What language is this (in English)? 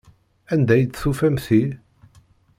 Kabyle